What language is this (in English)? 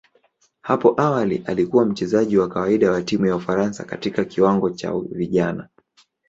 Swahili